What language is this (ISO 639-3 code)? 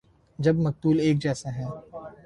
urd